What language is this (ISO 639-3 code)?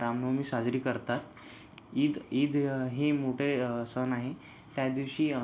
mar